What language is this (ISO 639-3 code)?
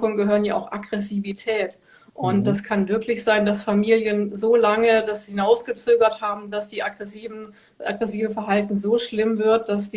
deu